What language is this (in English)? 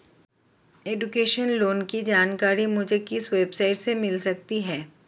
Hindi